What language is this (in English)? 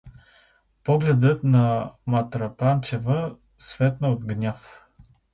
Bulgarian